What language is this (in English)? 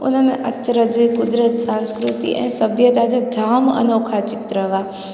Sindhi